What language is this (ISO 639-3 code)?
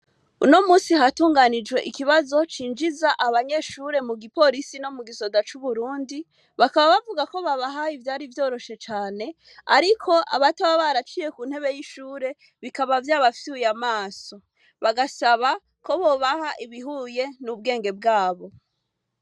run